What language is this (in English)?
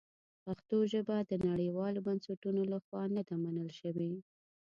Pashto